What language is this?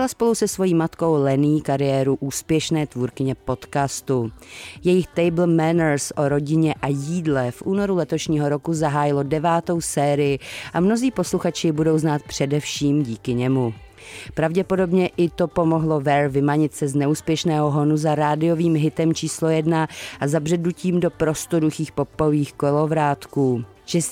Czech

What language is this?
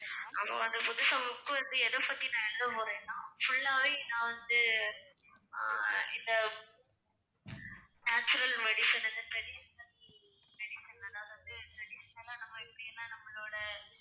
Tamil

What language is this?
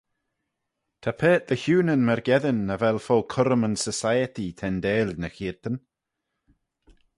Manx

